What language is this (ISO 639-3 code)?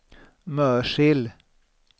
swe